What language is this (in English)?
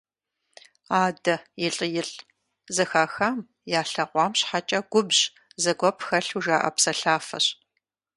Kabardian